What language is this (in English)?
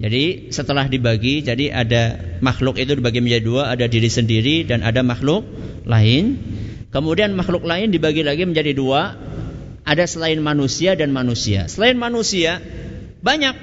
Indonesian